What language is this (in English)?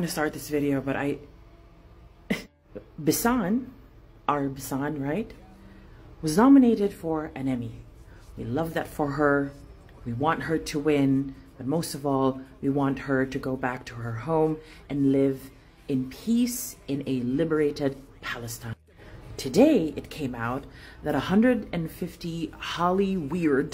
English